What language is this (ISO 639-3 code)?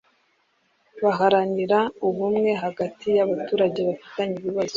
kin